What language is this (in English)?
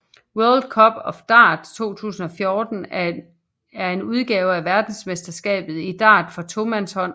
Danish